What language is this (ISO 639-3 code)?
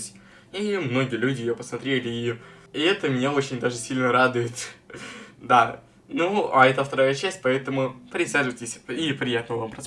rus